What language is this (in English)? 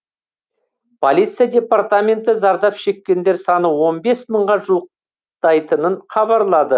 Kazakh